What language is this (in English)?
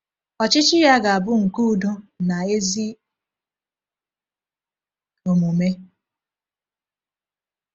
Igbo